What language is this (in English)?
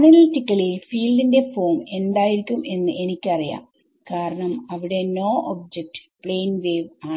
Malayalam